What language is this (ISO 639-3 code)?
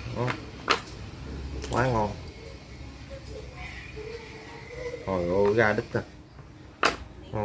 vie